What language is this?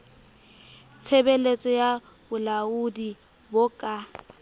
Southern Sotho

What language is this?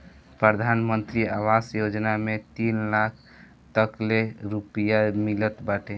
Bhojpuri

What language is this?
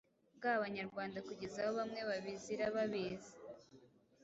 Kinyarwanda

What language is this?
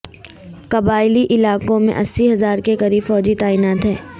Urdu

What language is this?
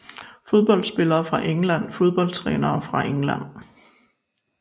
Danish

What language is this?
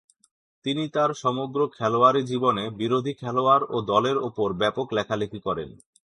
Bangla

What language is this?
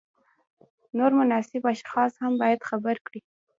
Pashto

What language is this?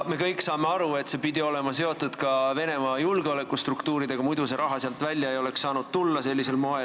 Estonian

